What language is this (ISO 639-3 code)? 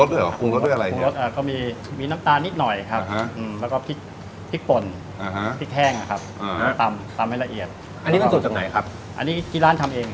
tha